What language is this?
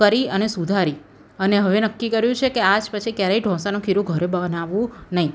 Gujarati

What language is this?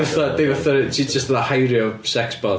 Welsh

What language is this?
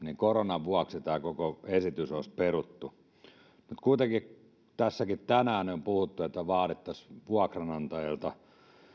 Finnish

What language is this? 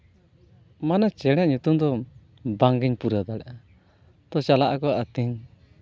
Santali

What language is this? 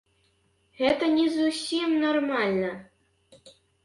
Belarusian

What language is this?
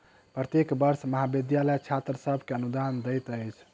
Maithili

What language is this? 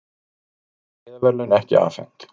Icelandic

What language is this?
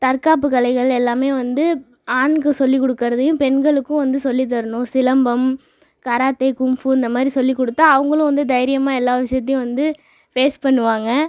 Tamil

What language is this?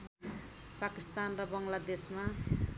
Nepali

